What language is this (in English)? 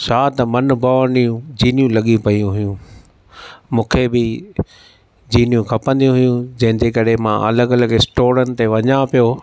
Sindhi